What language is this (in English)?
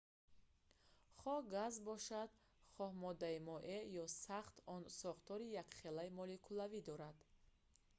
Tajik